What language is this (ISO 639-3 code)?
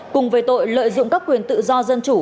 vie